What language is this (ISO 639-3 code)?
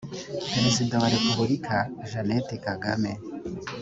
kin